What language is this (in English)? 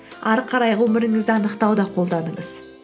Kazakh